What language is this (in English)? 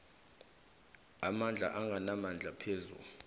South Ndebele